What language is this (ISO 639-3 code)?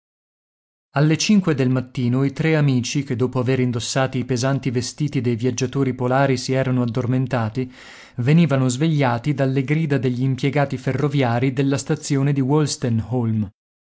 ita